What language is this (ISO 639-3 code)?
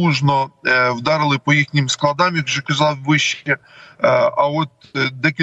ukr